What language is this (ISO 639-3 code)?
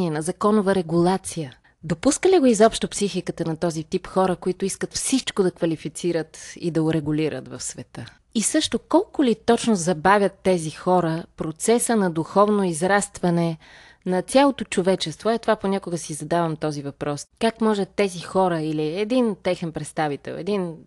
bul